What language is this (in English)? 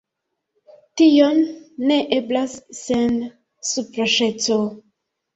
Esperanto